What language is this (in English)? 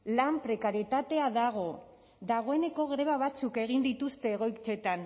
Basque